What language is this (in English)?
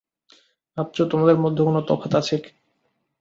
Bangla